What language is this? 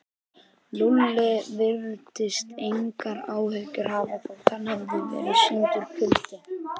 Icelandic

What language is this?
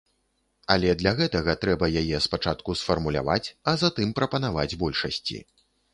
Belarusian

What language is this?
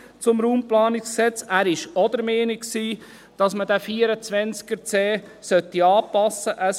Swiss German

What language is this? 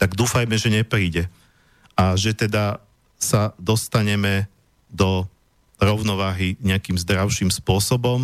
Slovak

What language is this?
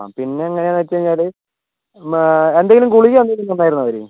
Malayalam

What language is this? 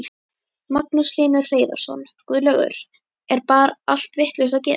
Icelandic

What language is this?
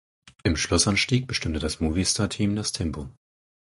German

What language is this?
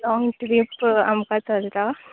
Konkani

